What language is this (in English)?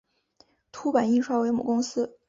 Chinese